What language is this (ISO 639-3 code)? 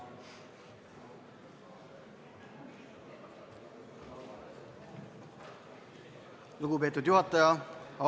est